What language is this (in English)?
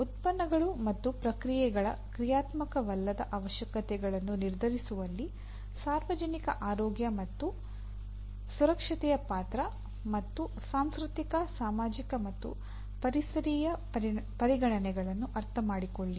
Kannada